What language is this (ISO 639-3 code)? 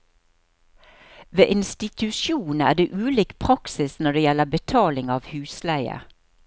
nor